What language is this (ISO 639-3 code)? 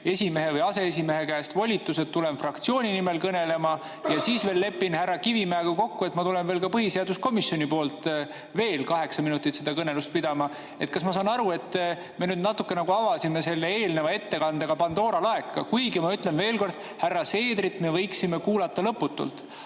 est